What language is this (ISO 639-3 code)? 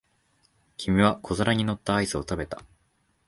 jpn